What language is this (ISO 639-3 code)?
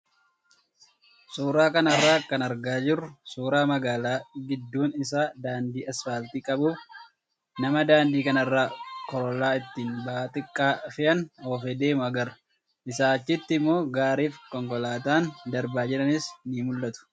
orm